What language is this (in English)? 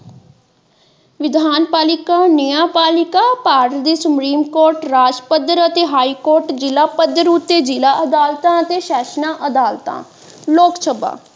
Punjabi